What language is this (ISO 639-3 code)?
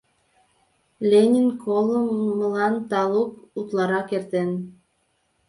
chm